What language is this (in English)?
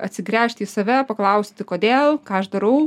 Lithuanian